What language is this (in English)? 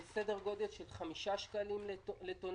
Hebrew